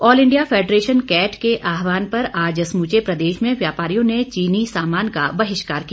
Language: Hindi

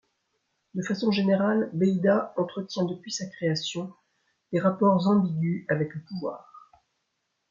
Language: French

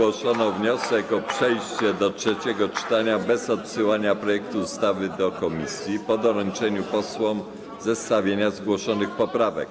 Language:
Polish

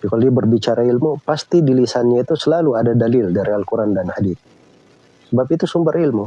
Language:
Indonesian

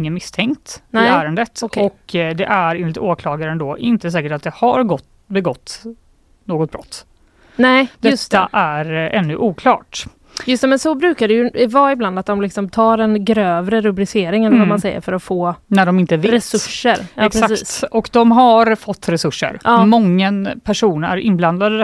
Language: Swedish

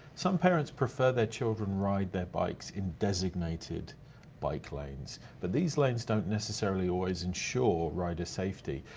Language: English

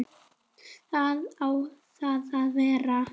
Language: Icelandic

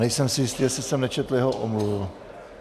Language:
Czech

